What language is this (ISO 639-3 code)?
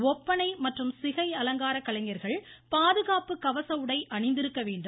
tam